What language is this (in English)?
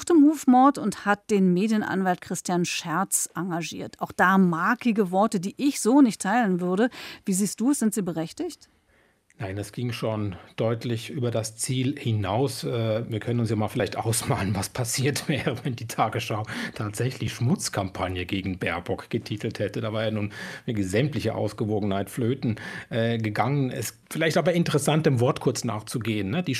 German